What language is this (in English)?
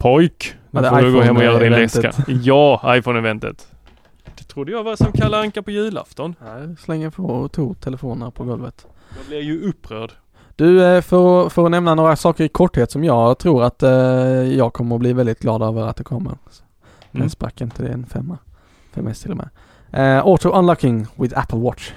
Swedish